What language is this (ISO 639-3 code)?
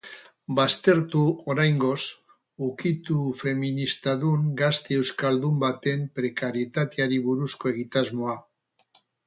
eus